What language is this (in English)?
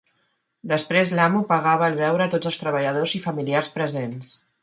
Catalan